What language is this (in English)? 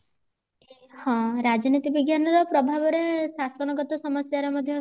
Odia